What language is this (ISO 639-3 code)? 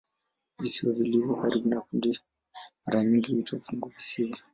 swa